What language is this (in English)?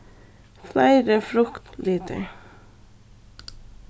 Faroese